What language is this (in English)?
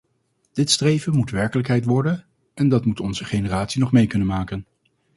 Dutch